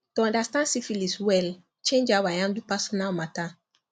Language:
Nigerian Pidgin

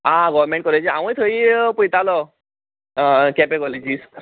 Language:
Konkani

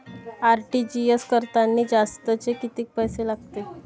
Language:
Marathi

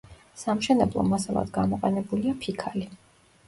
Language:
Georgian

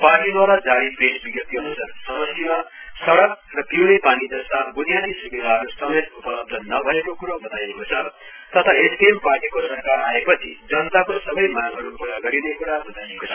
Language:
Nepali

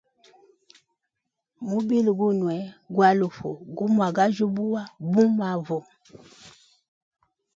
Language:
Hemba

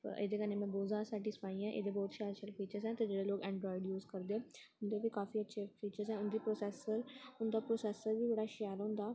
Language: Dogri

